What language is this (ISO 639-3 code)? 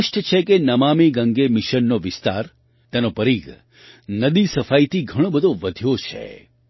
guj